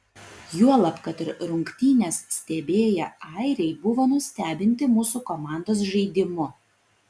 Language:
Lithuanian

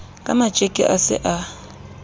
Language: Southern Sotho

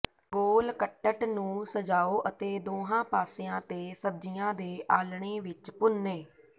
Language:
Punjabi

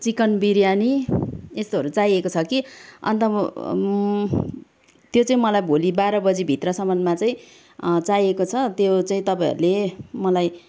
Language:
Nepali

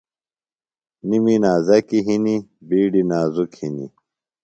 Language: Phalura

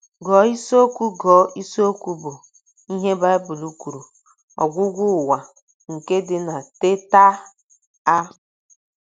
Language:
Igbo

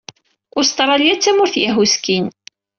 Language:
Kabyle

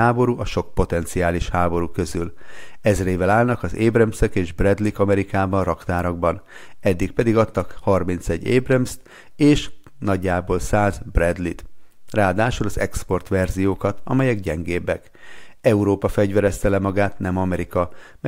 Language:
Hungarian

